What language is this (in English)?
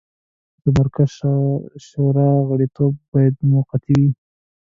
Pashto